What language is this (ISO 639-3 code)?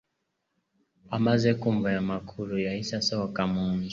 kin